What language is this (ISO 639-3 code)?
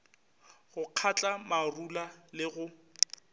nso